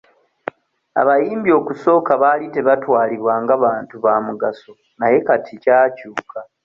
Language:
Ganda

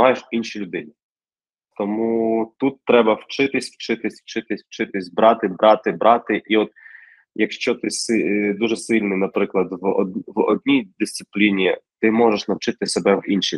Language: Ukrainian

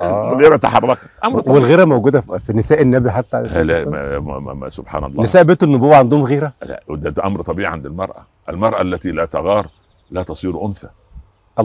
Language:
Arabic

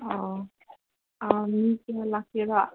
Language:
Manipuri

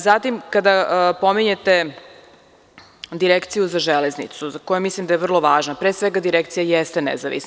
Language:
Serbian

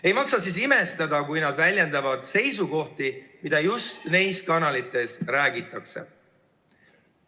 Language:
Estonian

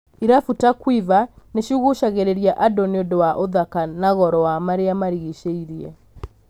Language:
Kikuyu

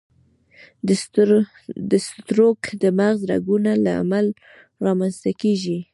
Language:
Pashto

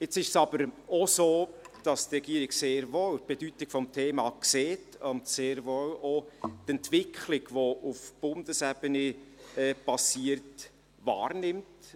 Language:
Swiss German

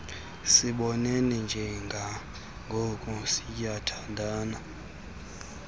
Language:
Xhosa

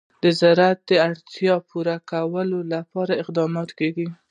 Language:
Pashto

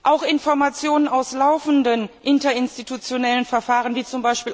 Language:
German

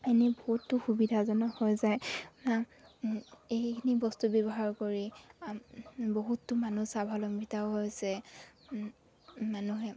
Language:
Assamese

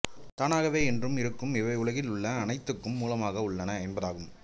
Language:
Tamil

